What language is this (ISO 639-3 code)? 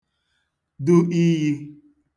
ibo